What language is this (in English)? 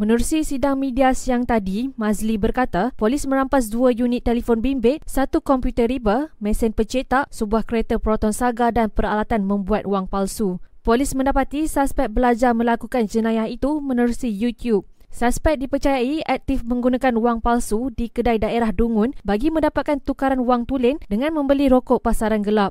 Malay